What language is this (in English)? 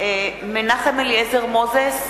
Hebrew